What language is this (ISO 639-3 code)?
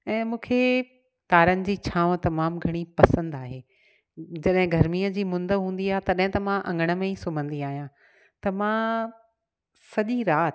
snd